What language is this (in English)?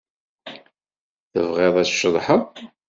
Kabyle